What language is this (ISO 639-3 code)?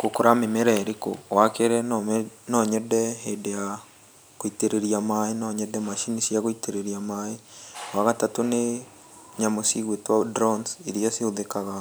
kik